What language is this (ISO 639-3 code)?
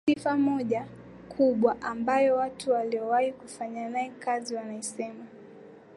swa